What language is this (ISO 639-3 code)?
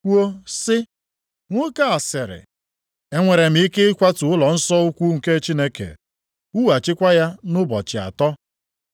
ibo